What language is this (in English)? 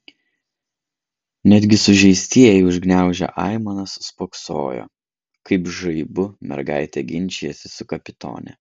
Lithuanian